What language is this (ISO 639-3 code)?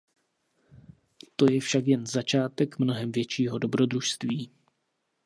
ces